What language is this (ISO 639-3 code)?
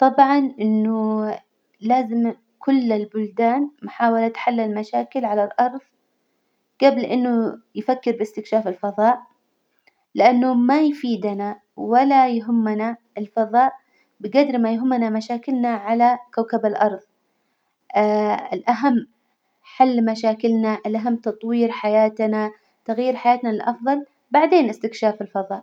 acw